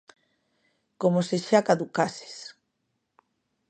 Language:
Galician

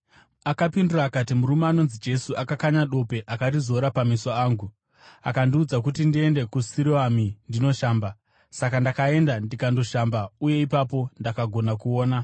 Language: Shona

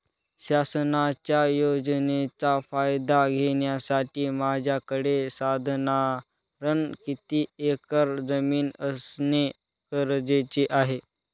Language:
Marathi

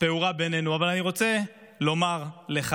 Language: Hebrew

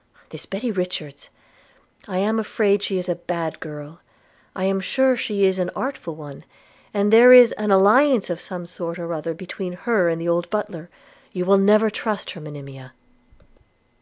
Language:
English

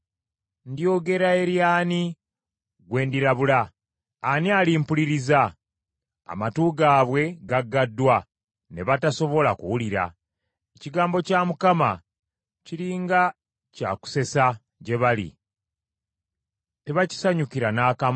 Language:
Ganda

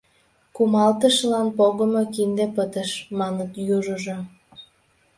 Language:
Mari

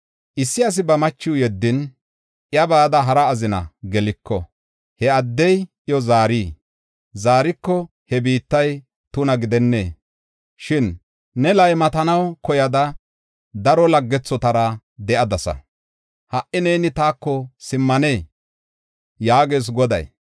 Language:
Gofa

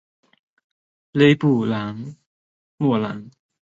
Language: Chinese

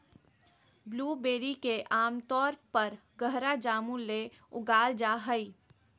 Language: Magahi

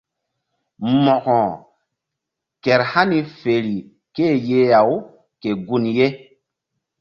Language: Mbum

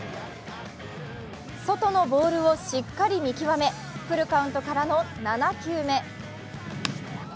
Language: Japanese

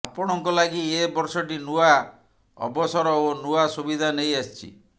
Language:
Odia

